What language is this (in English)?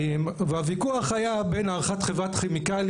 Hebrew